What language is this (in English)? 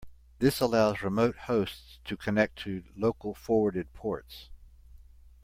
English